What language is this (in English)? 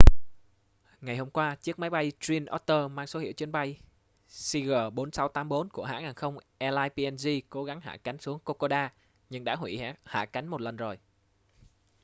Vietnamese